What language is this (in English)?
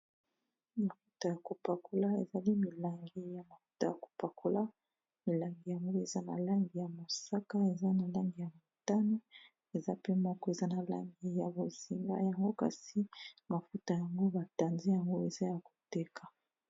Lingala